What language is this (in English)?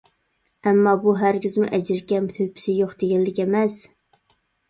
Uyghur